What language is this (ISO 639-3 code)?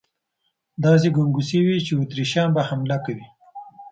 pus